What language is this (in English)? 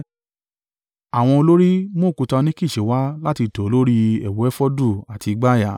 Yoruba